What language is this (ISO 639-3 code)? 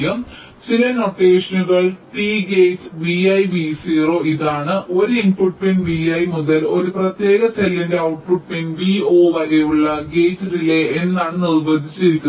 mal